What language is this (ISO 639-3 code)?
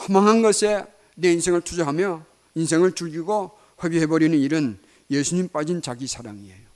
kor